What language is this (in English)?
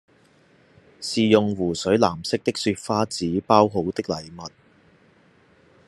Cantonese